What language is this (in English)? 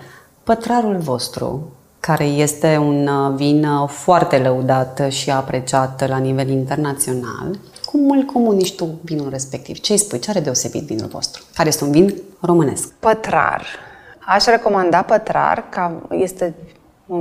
Romanian